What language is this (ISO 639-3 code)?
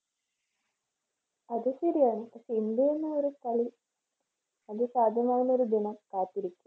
mal